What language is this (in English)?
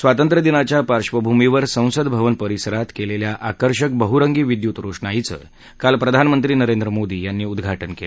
Marathi